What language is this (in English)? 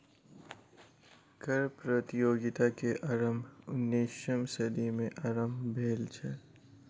Maithili